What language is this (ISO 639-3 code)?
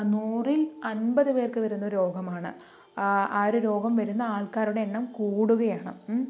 mal